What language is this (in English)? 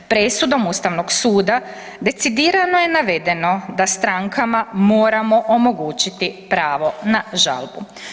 Croatian